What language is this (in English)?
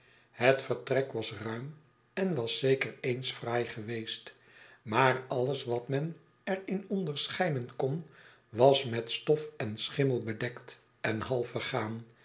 Dutch